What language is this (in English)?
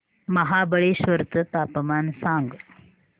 Marathi